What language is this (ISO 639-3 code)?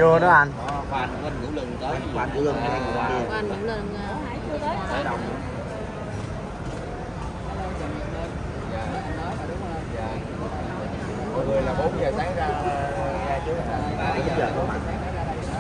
vie